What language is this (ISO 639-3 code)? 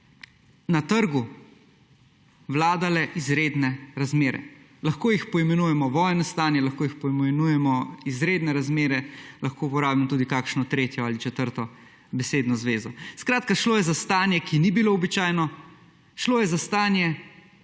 slv